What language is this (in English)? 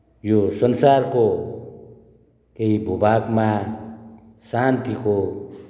Nepali